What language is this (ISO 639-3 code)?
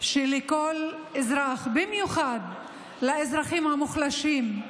heb